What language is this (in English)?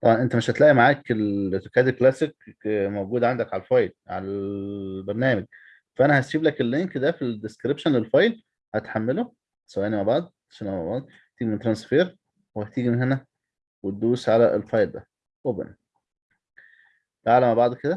Arabic